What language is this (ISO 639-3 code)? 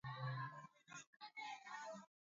swa